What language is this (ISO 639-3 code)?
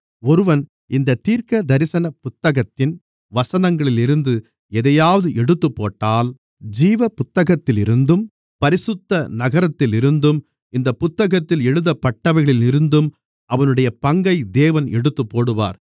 tam